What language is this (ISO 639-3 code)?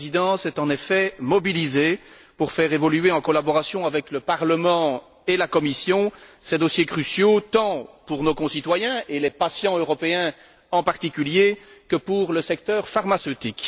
fra